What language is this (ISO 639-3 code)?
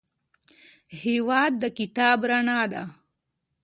pus